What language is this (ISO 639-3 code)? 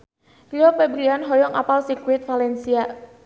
sun